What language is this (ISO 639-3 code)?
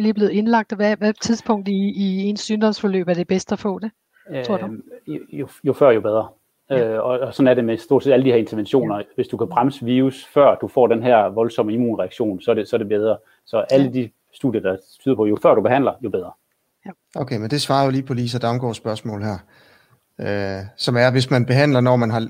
dan